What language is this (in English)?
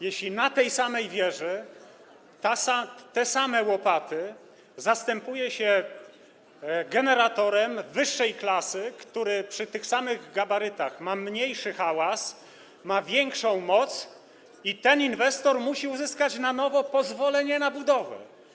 Polish